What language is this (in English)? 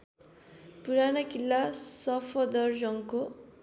Nepali